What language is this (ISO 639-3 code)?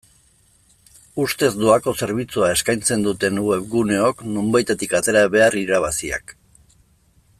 eus